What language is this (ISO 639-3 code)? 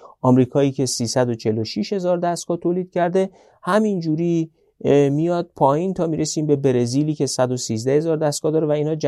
fas